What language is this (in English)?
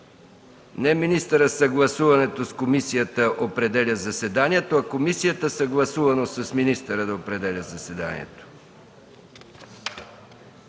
Bulgarian